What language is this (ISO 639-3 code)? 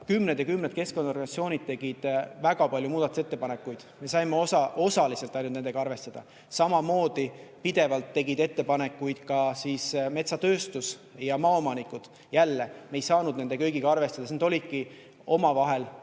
est